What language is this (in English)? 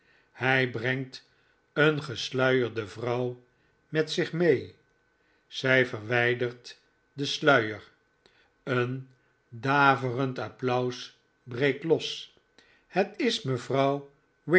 Dutch